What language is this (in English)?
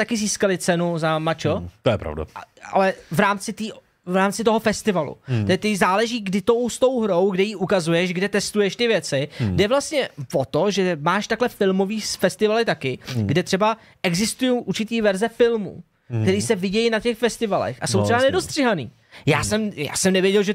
Czech